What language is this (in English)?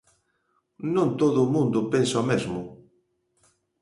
Galician